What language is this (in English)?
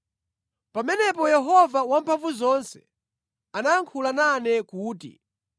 Nyanja